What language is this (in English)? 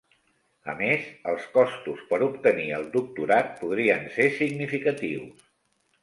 Catalan